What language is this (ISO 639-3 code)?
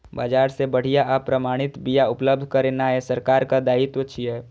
mai